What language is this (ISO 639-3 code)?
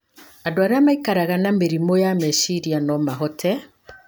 kik